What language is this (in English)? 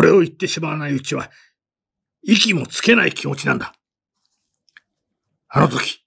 Japanese